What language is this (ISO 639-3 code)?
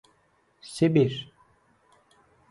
aze